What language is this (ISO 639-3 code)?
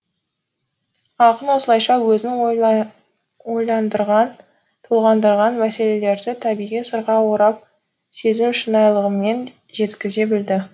kaz